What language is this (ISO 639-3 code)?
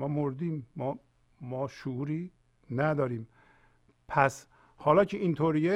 fas